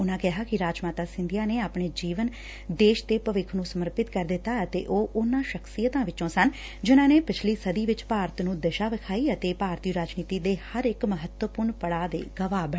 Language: Punjabi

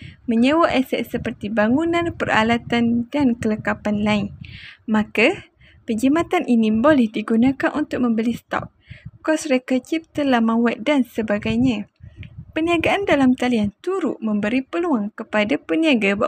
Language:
Malay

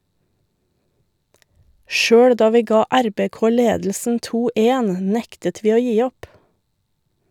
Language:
Norwegian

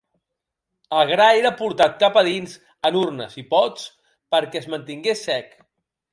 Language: Catalan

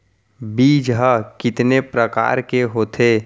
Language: Chhattisgarhi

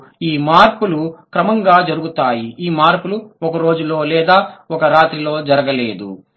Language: Telugu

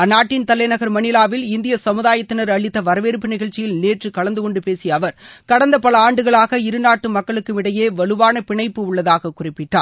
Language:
Tamil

